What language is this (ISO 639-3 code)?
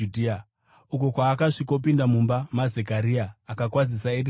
sna